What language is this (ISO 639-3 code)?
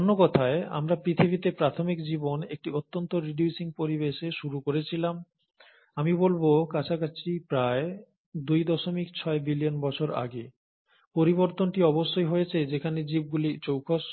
ben